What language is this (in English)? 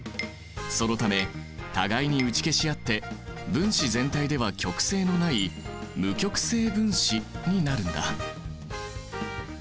Japanese